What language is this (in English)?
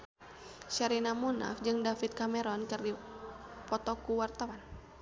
Sundanese